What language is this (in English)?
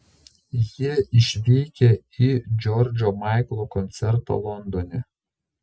Lithuanian